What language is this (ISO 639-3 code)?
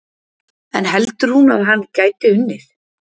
isl